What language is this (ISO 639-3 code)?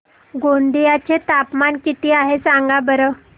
mar